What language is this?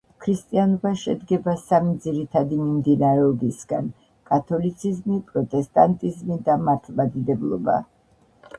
Georgian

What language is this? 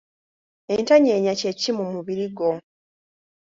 Ganda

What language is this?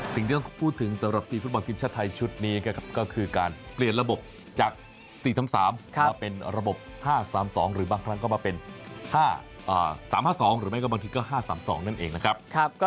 Thai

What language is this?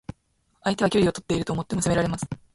Japanese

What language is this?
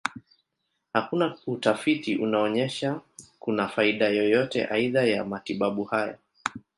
Swahili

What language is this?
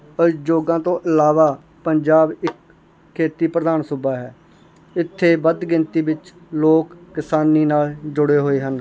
Punjabi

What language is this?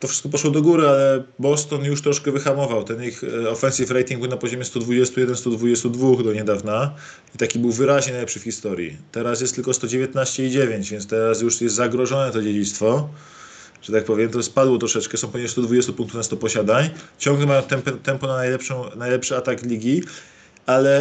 Polish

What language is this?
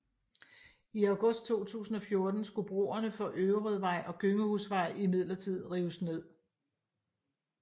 Danish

